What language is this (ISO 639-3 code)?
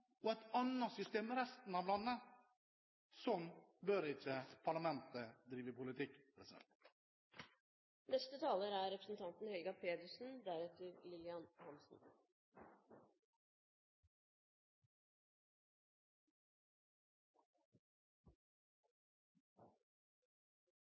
nob